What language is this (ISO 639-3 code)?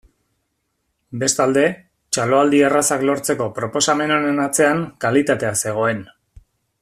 eus